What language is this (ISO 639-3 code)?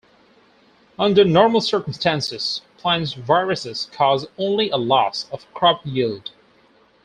eng